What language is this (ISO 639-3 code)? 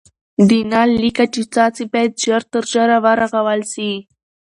pus